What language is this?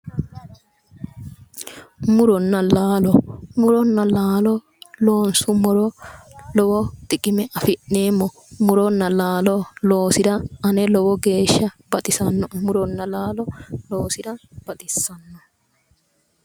Sidamo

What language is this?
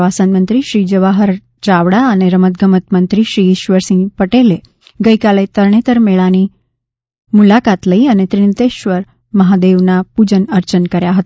Gujarati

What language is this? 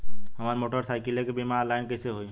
Bhojpuri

